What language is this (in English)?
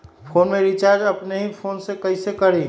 Magahi